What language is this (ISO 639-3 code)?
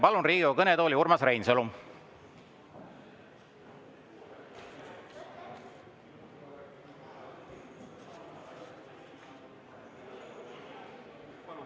est